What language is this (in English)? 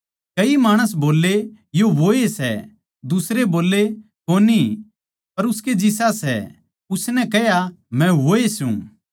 Haryanvi